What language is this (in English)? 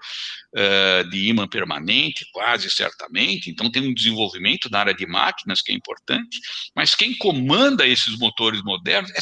Portuguese